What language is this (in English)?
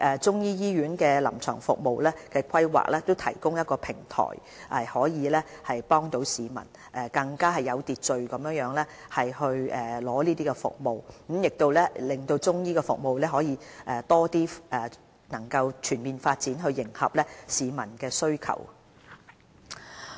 Cantonese